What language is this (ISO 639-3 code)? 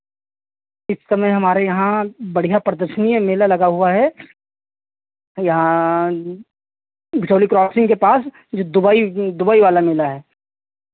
hin